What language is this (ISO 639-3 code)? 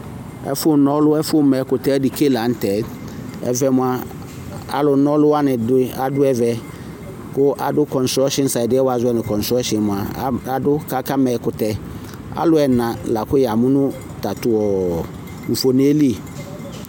kpo